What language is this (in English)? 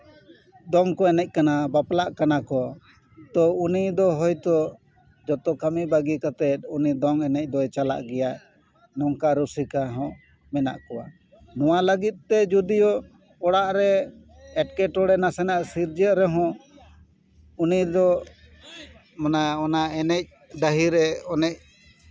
Santali